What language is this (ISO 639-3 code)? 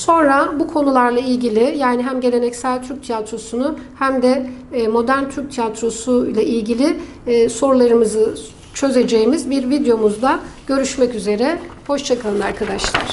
tur